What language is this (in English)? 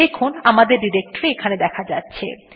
Bangla